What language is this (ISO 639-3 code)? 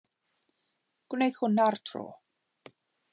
cym